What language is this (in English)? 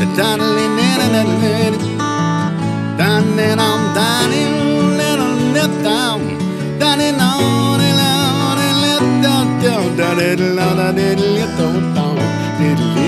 Russian